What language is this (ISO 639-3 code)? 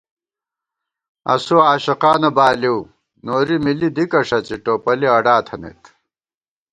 gwt